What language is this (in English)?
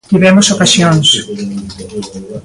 Galician